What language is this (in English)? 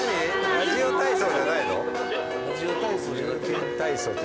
Japanese